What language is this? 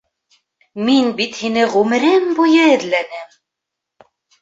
Bashkir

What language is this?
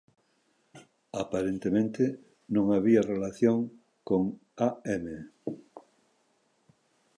Galician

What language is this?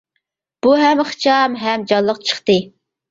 Uyghur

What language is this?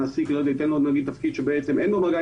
Hebrew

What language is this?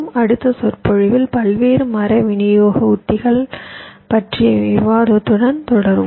Tamil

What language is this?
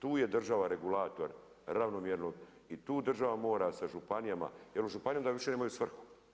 Croatian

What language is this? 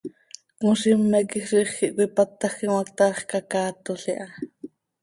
Seri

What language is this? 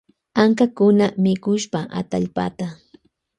Loja Highland Quichua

